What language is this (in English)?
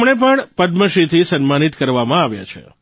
Gujarati